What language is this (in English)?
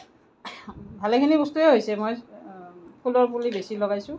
Assamese